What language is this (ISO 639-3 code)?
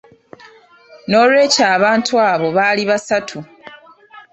lug